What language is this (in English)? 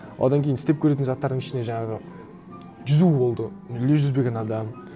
Kazakh